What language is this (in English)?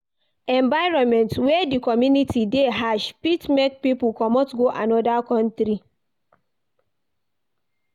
Nigerian Pidgin